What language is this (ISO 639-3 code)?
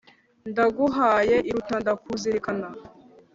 kin